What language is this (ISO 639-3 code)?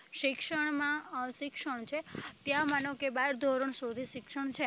guj